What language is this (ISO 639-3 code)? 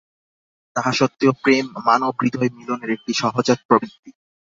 ben